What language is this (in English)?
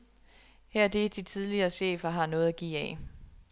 Danish